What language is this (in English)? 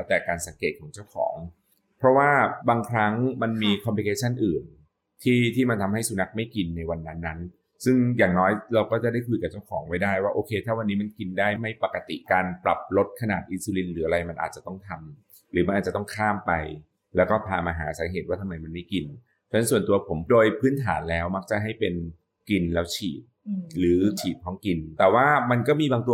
Thai